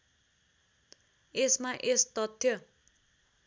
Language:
Nepali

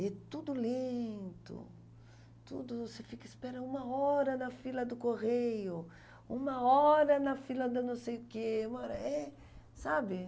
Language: Portuguese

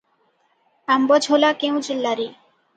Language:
Odia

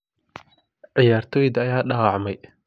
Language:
Somali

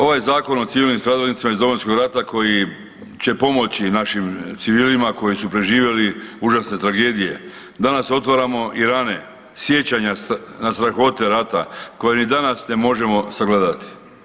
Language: Croatian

